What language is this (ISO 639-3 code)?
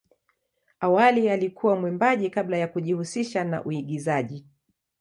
swa